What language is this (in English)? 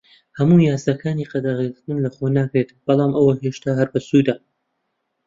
Central Kurdish